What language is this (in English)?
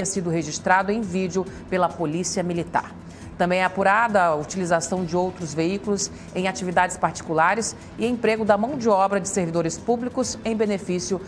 Portuguese